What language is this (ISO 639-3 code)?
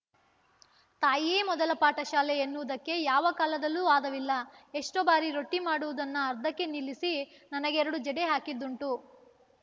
kan